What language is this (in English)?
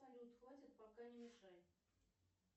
Russian